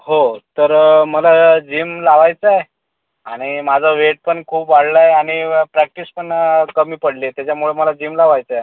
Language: Marathi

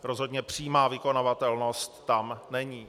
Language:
Czech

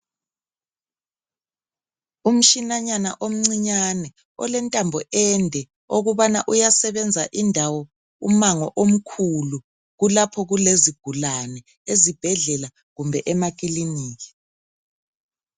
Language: North Ndebele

